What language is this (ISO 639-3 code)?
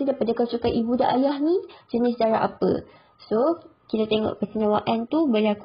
msa